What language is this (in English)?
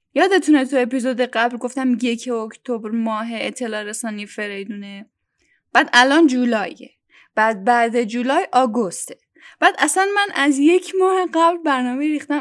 Persian